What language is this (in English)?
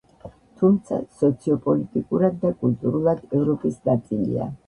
Georgian